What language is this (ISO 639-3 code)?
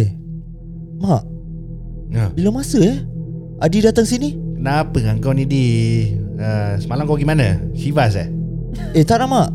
msa